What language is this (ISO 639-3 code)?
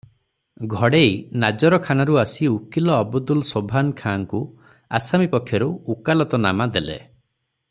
ori